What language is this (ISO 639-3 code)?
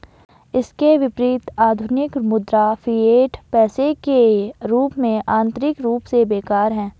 hin